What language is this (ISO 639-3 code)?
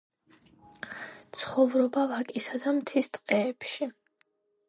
kat